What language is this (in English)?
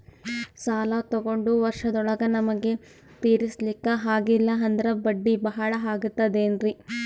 Kannada